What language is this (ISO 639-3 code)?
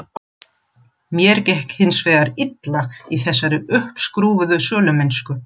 isl